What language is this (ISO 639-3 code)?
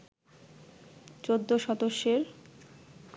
ben